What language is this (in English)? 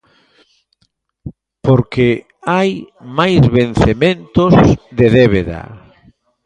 Galician